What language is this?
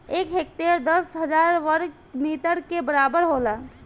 Bhojpuri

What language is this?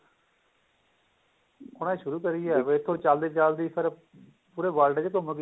Punjabi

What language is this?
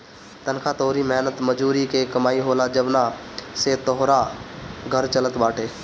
Bhojpuri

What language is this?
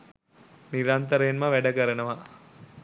Sinhala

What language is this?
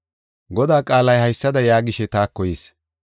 Gofa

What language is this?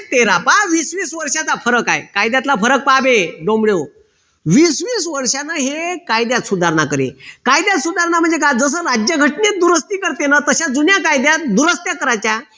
Marathi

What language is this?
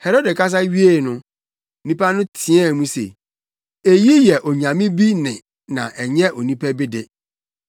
Akan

